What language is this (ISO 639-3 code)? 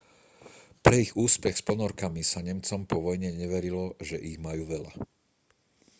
slk